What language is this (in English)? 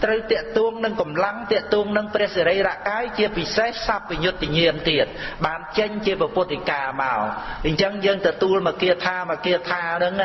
Khmer